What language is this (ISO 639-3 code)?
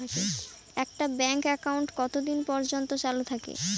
ben